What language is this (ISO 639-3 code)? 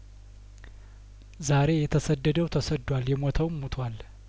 amh